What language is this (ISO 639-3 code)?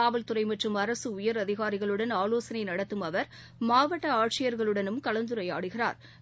tam